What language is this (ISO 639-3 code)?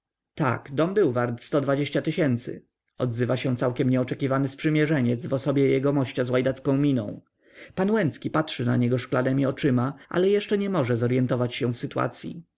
pol